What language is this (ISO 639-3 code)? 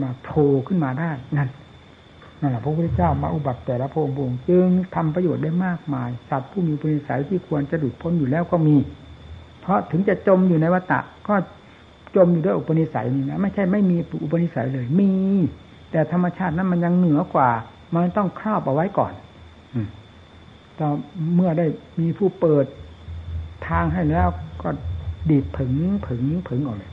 tha